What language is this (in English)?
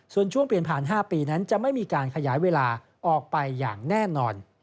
Thai